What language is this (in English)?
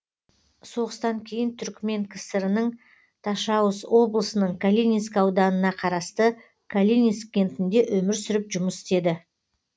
Kazakh